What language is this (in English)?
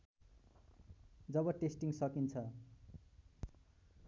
Nepali